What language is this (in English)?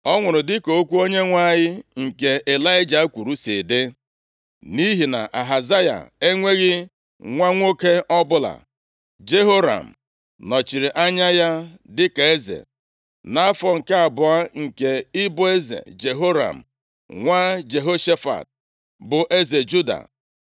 Igbo